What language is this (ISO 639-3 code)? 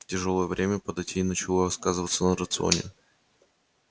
rus